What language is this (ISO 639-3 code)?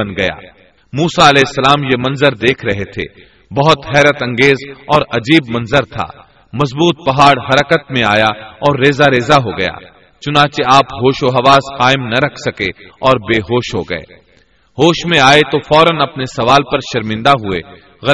urd